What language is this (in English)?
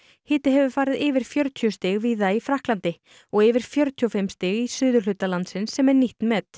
Icelandic